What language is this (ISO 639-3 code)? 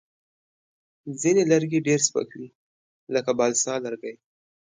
pus